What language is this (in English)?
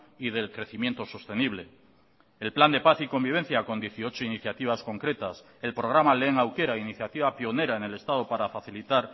Spanish